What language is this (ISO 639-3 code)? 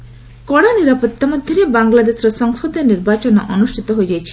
ori